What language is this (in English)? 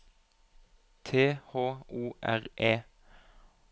Norwegian